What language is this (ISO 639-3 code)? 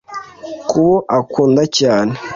kin